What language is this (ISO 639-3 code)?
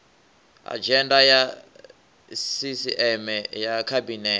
ven